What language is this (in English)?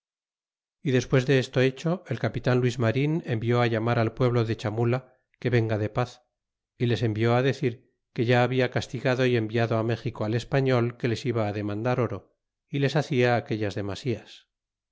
Spanish